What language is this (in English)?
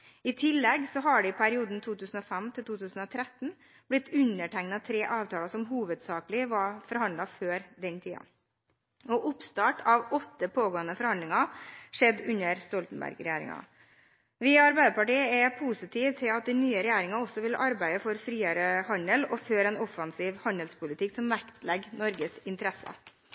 Norwegian Bokmål